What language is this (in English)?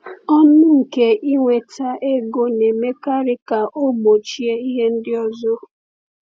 Igbo